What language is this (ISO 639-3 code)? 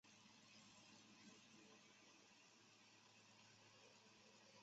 zho